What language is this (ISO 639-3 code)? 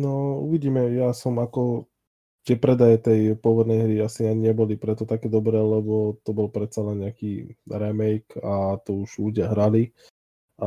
slk